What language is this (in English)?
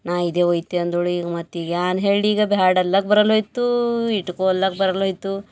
Kannada